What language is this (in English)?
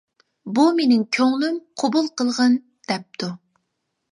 Uyghur